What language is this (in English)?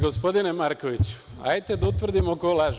Serbian